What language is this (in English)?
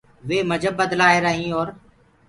Gurgula